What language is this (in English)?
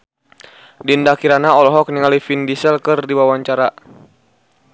Sundanese